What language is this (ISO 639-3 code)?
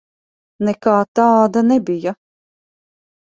lav